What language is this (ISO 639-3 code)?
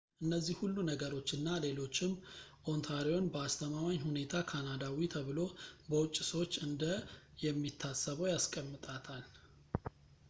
amh